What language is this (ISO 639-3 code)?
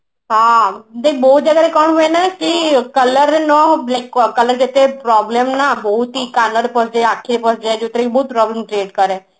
ori